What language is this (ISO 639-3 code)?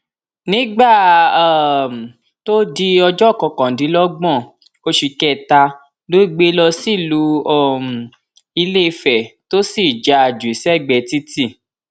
yor